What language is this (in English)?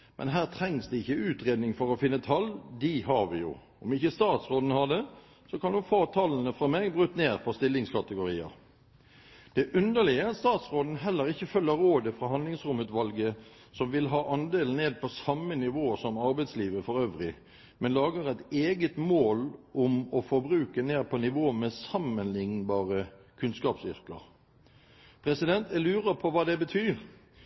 Norwegian Bokmål